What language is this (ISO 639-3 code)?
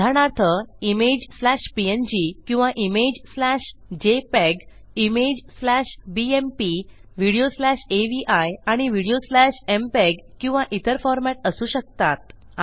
mar